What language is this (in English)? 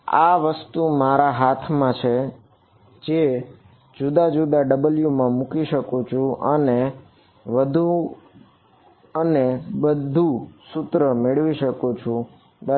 Gujarati